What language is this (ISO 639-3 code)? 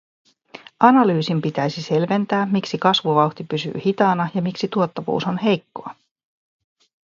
fin